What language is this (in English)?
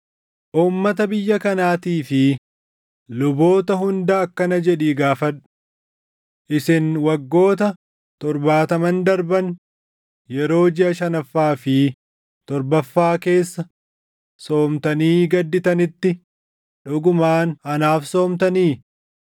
Oromo